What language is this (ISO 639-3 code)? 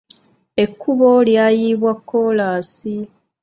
lug